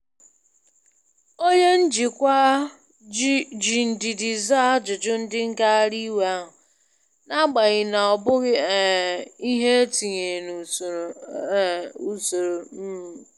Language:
Igbo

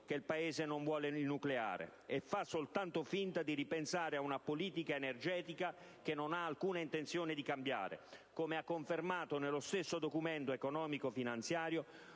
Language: Italian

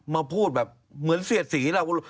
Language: Thai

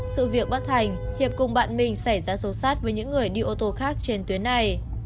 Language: Vietnamese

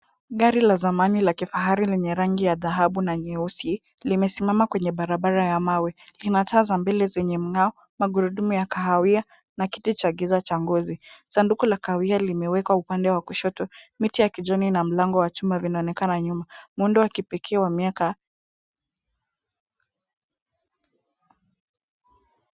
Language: Swahili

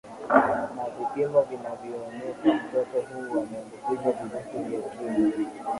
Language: Swahili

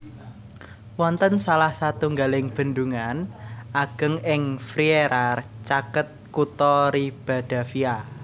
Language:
Javanese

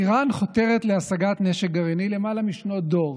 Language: Hebrew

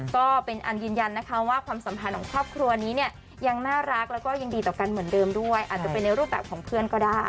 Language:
Thai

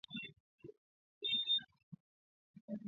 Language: Swahili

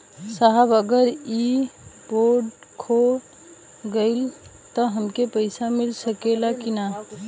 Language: Bhojpuri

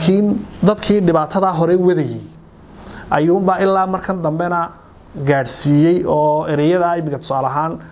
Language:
Arabic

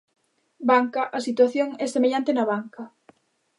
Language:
Galician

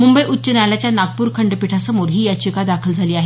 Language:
Marathi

